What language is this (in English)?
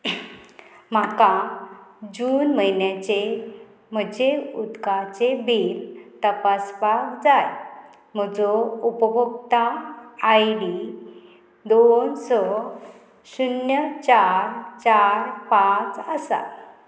Konkani